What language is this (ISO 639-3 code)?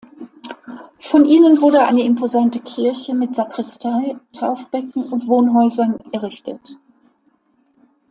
deu